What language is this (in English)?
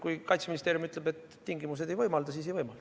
Estonian